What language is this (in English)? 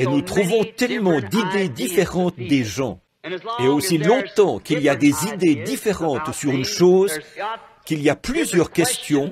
French